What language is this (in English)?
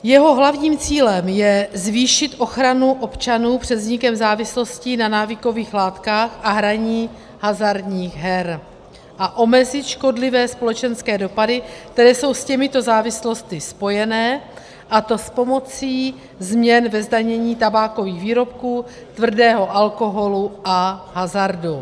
Czech